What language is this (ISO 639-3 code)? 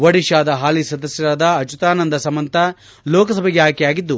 kan